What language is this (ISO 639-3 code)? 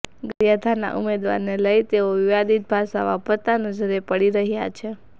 guj